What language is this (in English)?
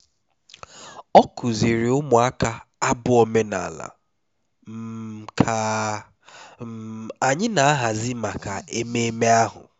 Igbo